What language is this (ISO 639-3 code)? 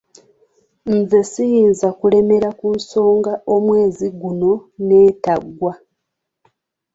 lug